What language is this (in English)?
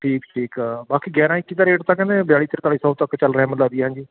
Punjabi